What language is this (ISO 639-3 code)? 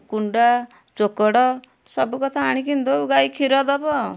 ori